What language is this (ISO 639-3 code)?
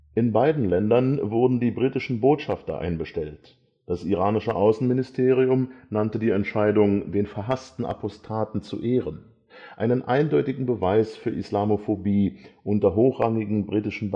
deu